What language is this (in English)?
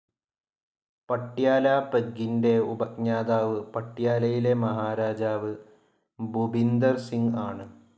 Malayalam